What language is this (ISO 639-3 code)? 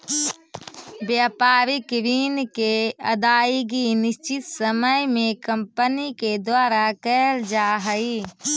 mag